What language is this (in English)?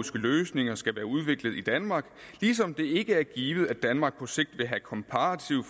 Danish